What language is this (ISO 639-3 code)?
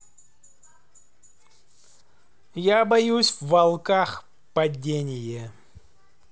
rus